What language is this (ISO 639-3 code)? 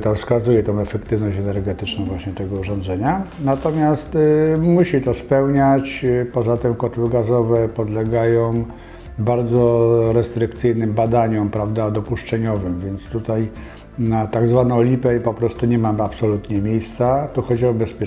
pol